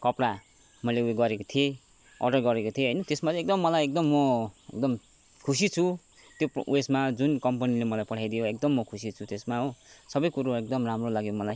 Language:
Nepali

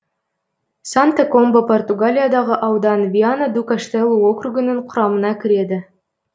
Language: Kazakh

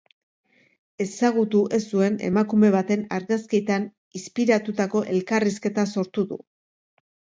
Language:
Basque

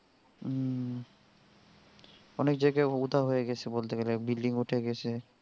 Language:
Bangla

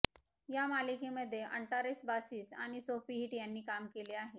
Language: Marathi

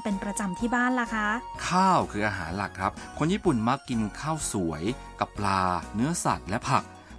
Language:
Thai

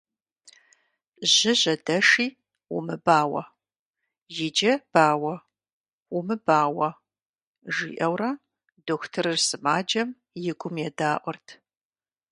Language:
Kabardian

